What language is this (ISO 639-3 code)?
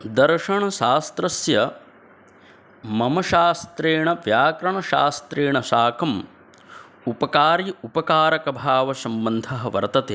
san